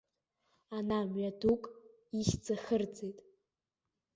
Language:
Abkhazian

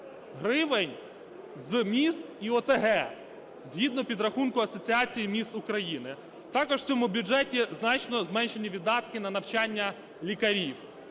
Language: Ukrainian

